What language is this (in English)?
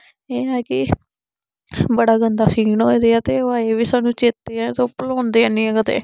Dogri